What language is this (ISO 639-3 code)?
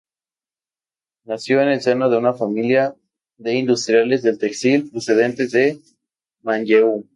spa